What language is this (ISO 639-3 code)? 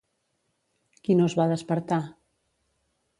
cat